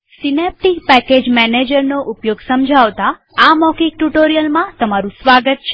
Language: Gujarati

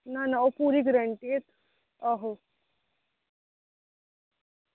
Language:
Dogri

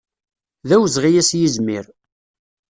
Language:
Kabyle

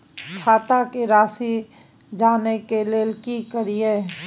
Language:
Maithili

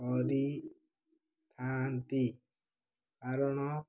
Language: Odia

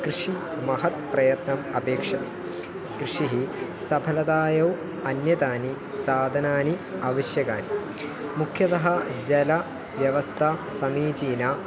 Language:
Sanskrit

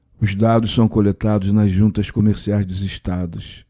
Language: Portuguese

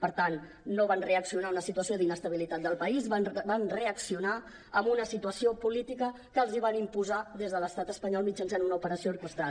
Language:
Catalan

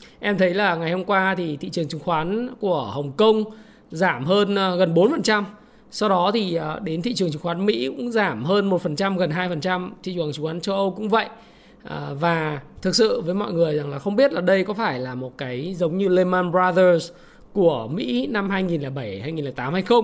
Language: Vietnamese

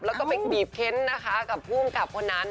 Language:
Thai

